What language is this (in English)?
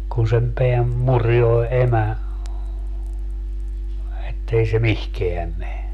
Finnish